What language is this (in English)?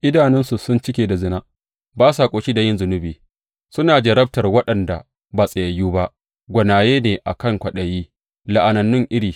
Hausa